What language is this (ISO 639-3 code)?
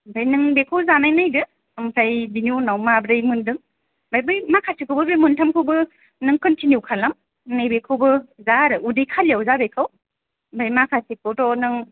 brx